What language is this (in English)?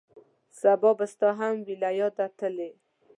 Pashto